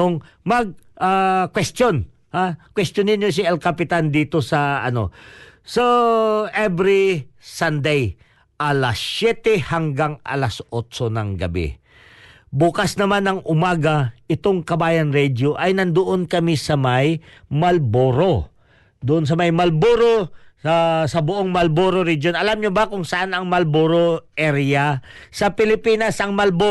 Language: Filipino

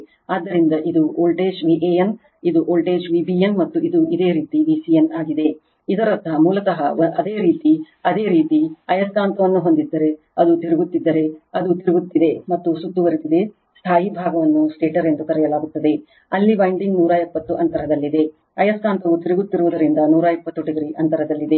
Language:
Kannada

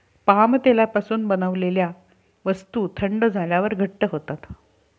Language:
Marathi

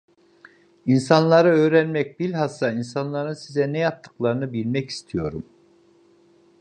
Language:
Turkish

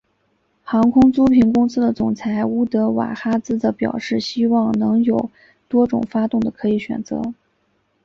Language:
Chinese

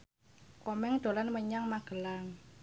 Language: Javanese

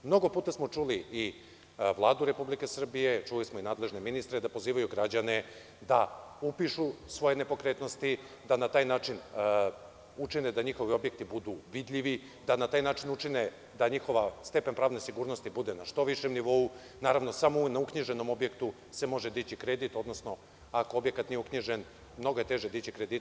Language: Serbian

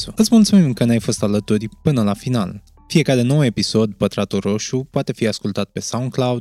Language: Romanian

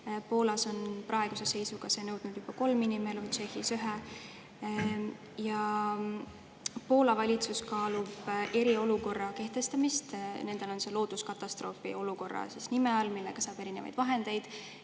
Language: Estonian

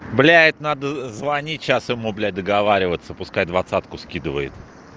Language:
Russian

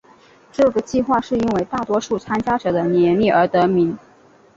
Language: Chinese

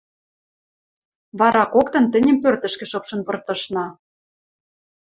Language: Western Mari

